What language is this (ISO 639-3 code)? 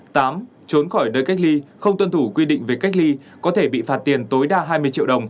vie